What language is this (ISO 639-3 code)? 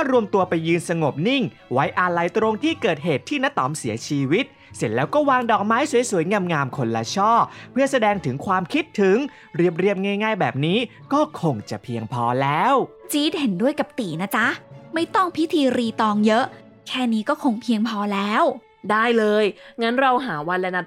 tha